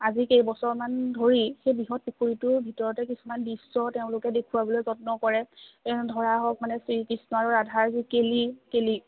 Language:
Assamese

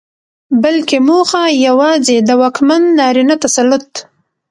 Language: Pashto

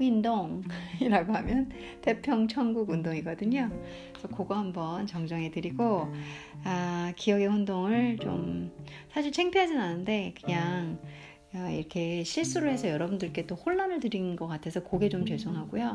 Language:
Korean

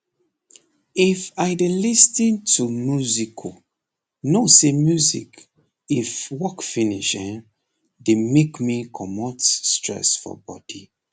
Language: Nigerian Pidgin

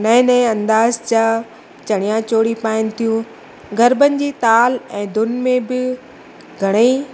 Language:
Sindhi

